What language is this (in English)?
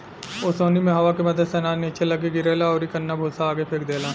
Bhojpuri